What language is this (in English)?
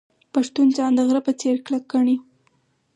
Pashto